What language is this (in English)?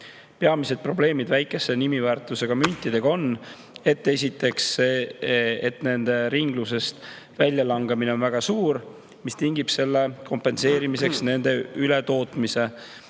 Estonian